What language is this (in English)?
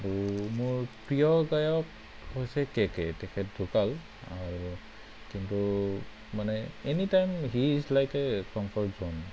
Assamese